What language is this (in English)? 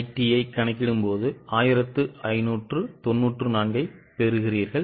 Tamil